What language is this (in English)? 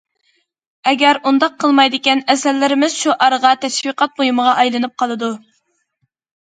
Uyghur